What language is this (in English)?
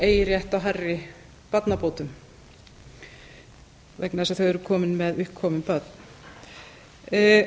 Icelandic